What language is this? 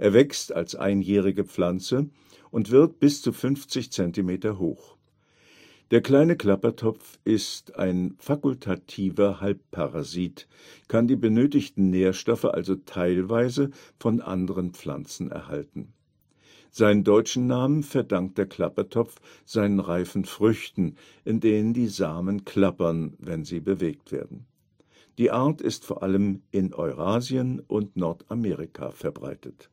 German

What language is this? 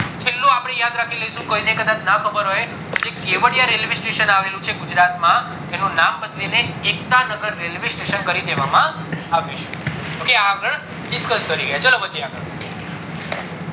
Gujarati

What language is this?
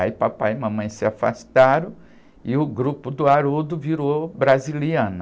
Portuguese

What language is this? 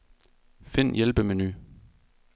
Danish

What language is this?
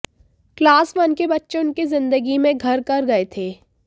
Hindi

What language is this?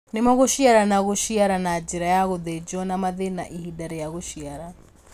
Kikuyu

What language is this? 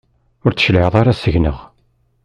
Kabyle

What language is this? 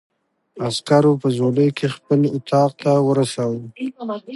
Pashto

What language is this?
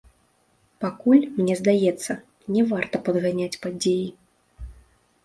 Belarusian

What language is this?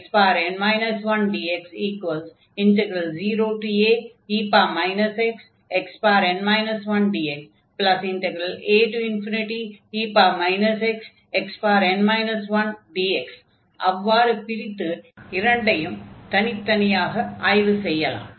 Tamil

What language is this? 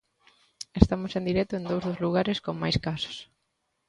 Galician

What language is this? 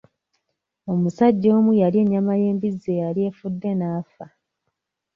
Ganda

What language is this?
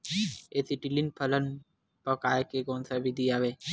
Chhattisgarhi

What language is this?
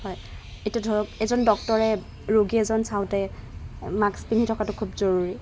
Assamese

